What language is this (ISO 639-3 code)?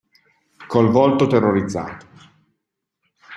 ita